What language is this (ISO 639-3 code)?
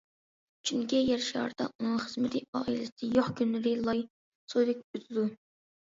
uig